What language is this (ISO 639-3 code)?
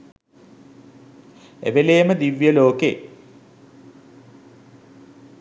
sin